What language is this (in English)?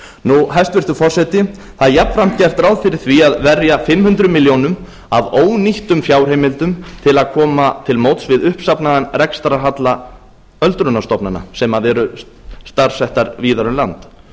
Icelandic